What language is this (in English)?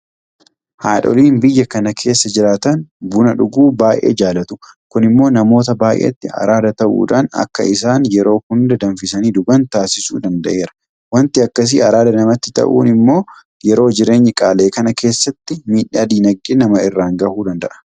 Oromo